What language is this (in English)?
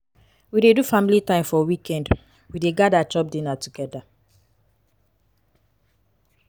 Nigerian Pidgin